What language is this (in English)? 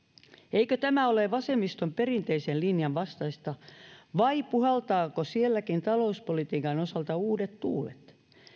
Finnish